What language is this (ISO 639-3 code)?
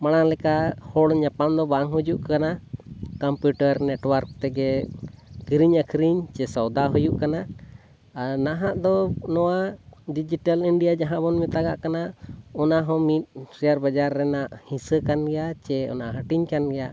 sat